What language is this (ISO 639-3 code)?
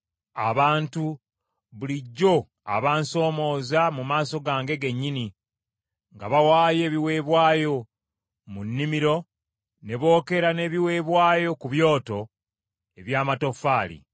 lug